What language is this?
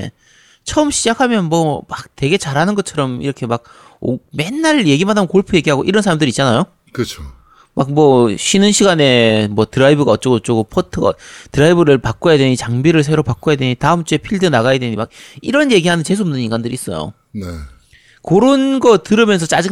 Korean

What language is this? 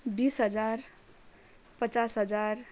Nepali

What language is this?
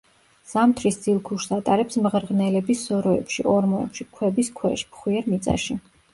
Georgian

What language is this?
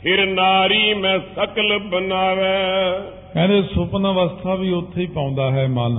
Punjabi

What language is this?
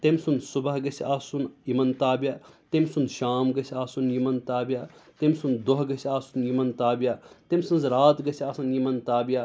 Kashmiri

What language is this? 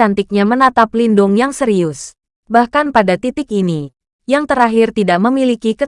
Indonesian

